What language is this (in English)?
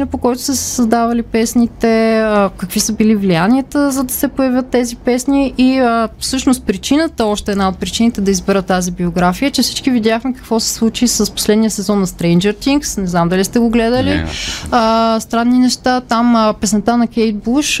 Bulgarian